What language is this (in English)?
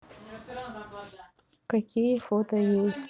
Russian